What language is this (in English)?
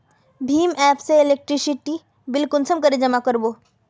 Magahi